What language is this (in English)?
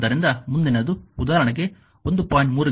Kannada